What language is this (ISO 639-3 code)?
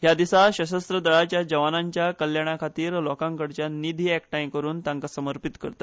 kok